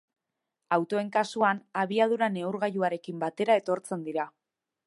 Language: Basque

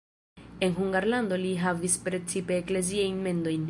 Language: Esperanto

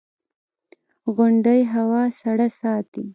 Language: Pashto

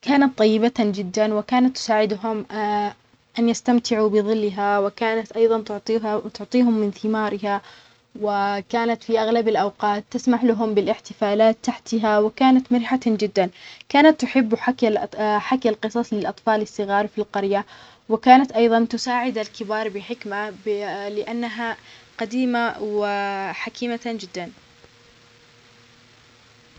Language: Omani Arabic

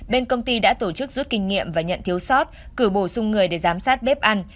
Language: Vietnamese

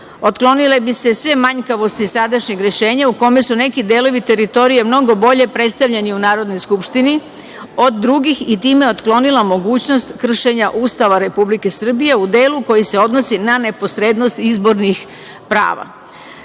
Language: Serbian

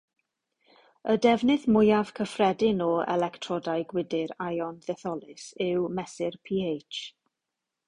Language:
Welsh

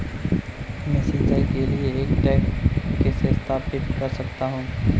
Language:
Hindi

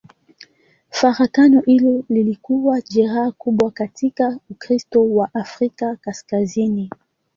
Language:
Swahili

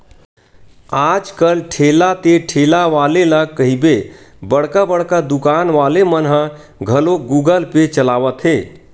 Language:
Chhattisgarhi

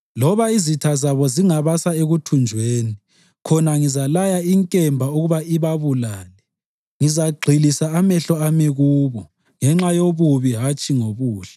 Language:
North Ndebele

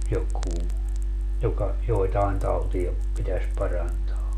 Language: Finnish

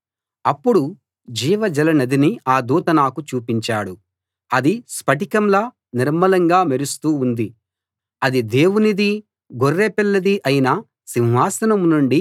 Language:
Telugu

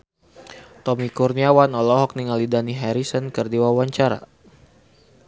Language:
Sundanese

